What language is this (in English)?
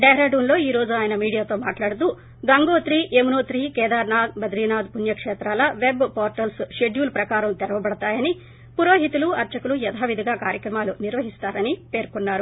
Telugu